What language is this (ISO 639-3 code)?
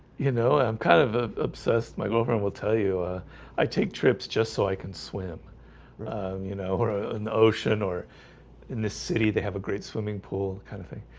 eng